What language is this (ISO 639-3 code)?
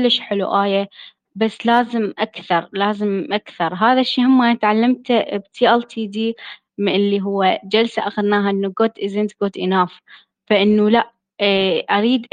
ara